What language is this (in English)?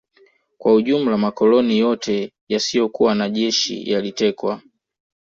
Swahili